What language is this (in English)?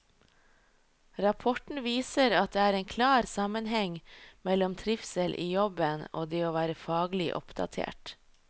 Norwegian